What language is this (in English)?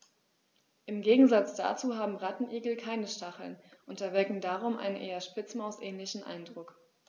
German